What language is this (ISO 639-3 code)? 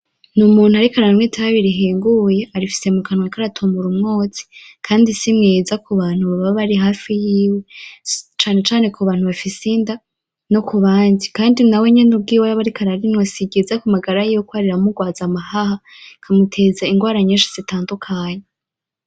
run